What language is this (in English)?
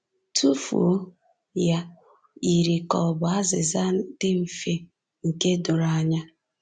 Igbo